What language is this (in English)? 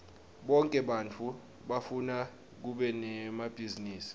Swati